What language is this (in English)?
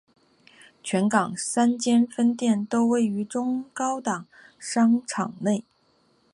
Chinese